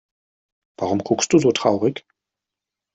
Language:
German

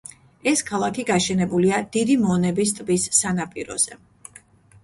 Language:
Georgian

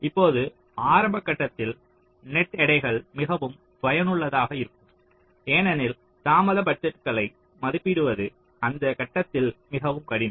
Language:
Tamil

